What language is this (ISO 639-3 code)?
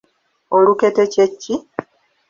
lug